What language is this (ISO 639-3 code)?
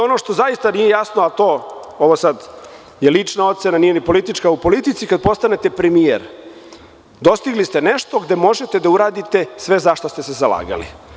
srp